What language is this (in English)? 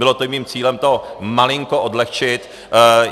Czech